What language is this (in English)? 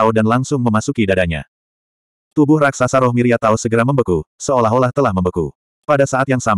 Indonesian